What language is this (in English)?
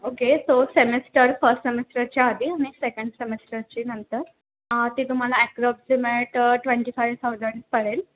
Marathi